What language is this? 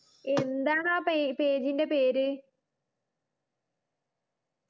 Malayalam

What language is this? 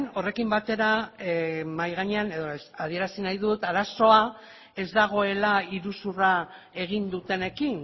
Basque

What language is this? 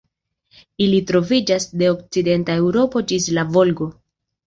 Esperanto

